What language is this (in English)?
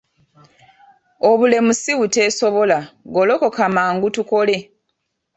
Ganda